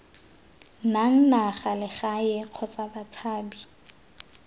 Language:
Tswana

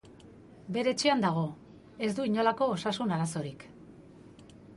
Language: Basque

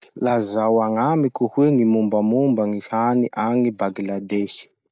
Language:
Masikoro Malagasy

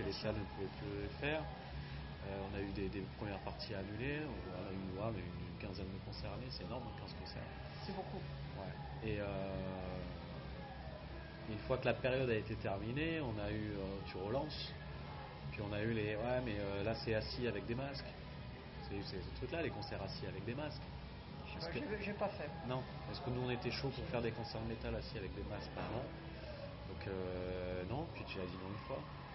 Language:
French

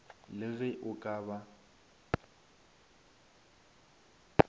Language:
Northern Sotho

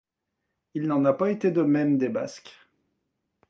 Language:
French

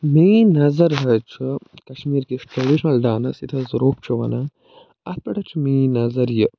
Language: Kashmiri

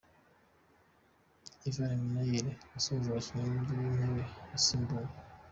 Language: Kinyarwanda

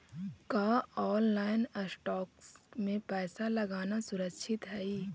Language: Magahi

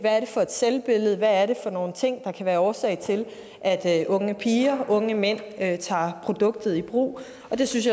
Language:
Danish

